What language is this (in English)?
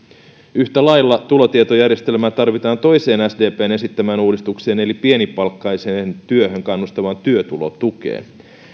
Finnish